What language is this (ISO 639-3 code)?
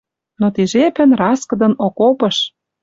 mrj